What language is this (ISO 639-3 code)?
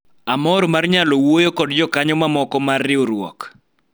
luo